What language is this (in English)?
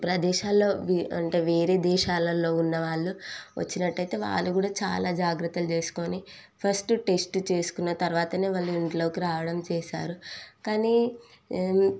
Telugu